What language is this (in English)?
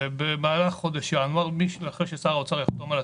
Hebrew